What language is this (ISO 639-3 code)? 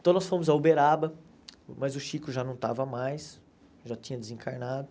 por